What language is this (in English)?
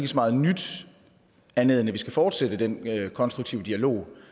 Danish